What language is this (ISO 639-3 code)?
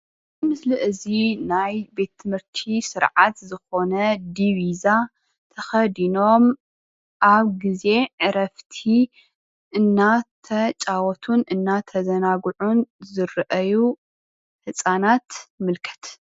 tir